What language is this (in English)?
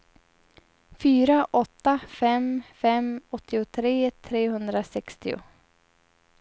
Swedish